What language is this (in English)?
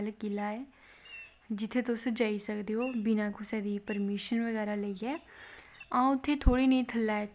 Dogri